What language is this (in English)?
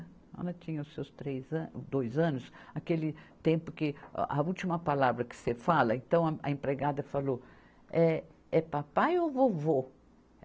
Portuguese